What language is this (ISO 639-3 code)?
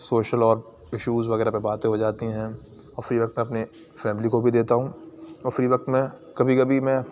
urd